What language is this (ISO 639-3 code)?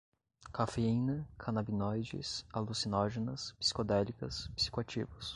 por